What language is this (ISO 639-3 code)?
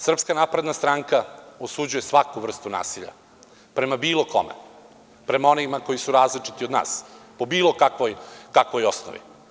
srp